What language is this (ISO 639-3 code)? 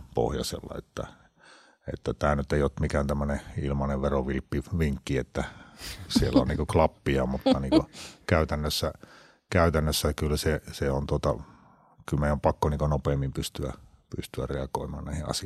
fin